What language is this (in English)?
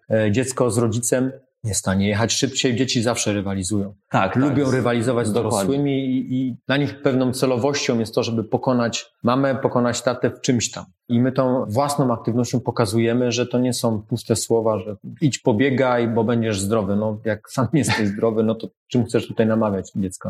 Polish